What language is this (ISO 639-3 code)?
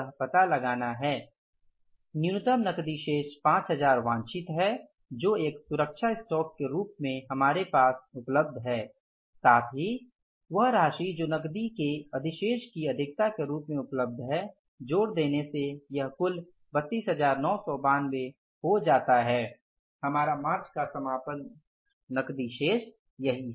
hin